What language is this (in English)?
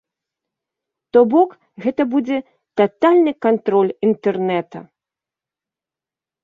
Belarusian